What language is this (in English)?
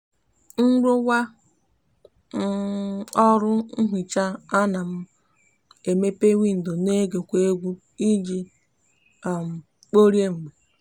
Igbo